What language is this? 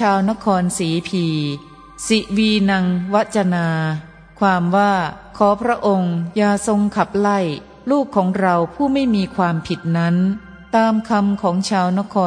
Thai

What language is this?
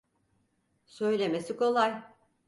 Turkish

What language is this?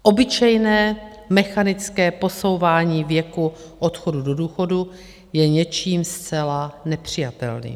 Czech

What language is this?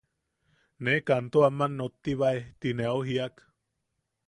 Yaqui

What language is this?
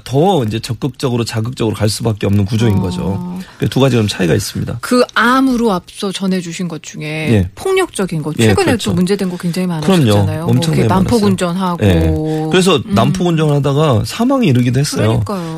Korean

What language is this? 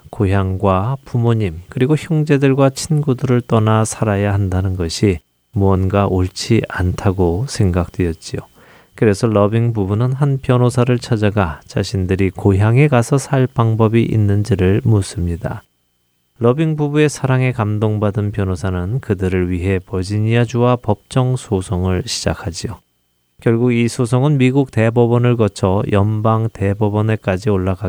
Korean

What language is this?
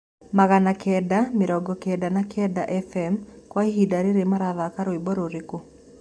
Kikuyu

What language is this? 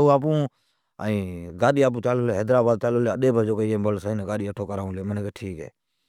Od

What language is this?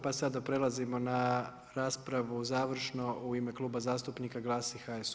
Croatian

